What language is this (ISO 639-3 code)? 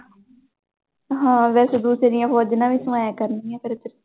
pan